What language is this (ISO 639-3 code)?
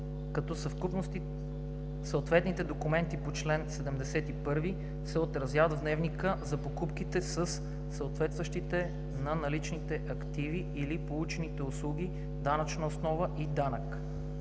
bul